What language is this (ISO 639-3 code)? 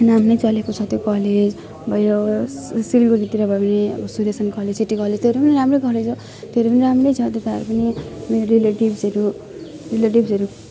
nep